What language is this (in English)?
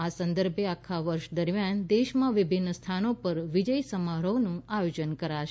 Gujarati